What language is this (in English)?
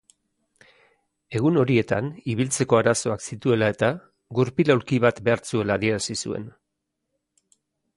Basque